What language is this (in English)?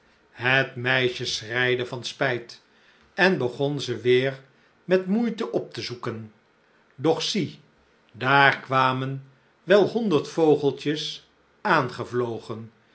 Dutch